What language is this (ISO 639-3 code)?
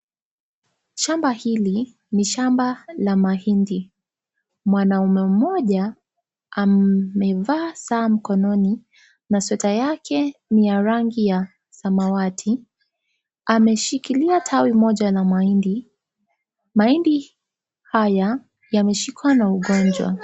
swa